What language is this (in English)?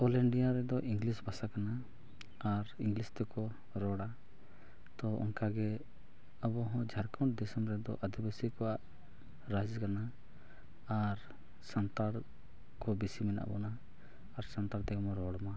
Santali